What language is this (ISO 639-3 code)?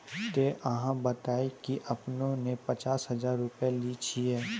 mai